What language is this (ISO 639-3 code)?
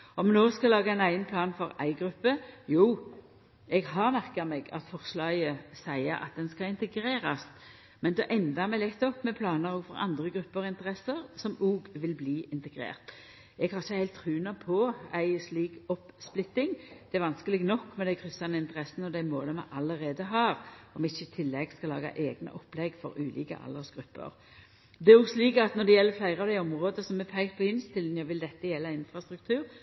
nno